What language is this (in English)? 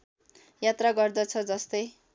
Nepali